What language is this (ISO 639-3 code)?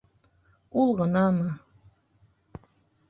bak